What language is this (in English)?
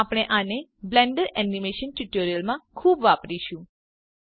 Gujarati